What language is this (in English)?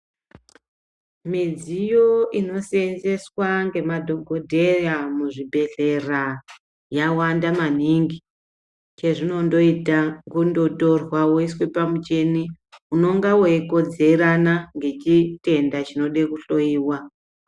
Ndau